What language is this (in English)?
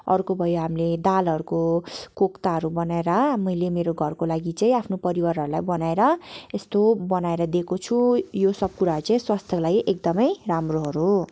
Nepali